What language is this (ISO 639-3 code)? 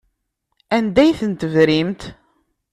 kab